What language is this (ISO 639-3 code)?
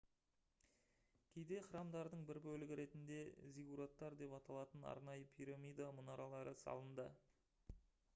kaz